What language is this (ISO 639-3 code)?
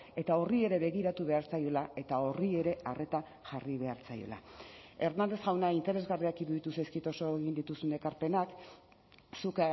eus